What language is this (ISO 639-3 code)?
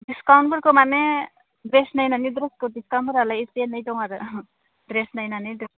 brx